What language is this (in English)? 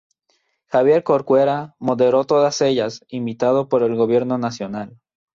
Spanish